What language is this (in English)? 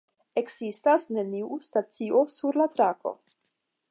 Esperanto